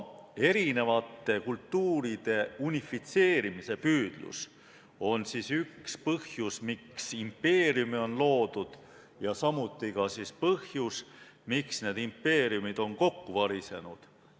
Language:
Estonian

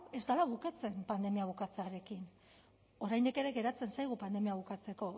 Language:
Basque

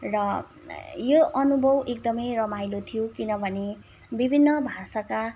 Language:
Nepali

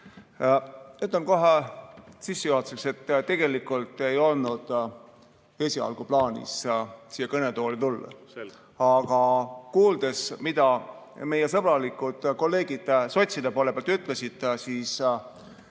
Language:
Estonian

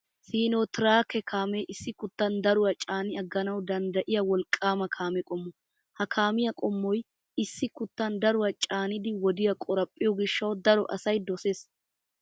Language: Wolaytta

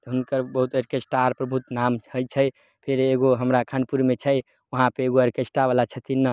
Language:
Maithili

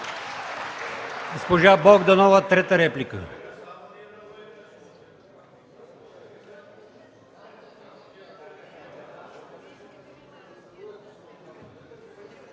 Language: Bulgarian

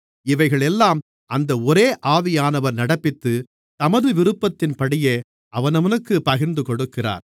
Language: Tamil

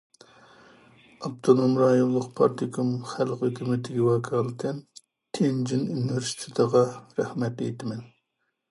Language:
Uyghur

